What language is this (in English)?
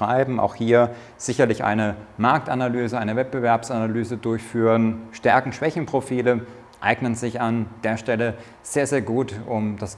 German